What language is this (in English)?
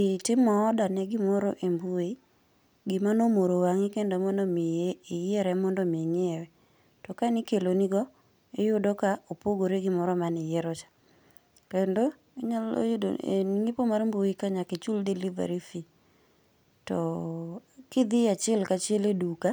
Luo (Kenya and Tanzania)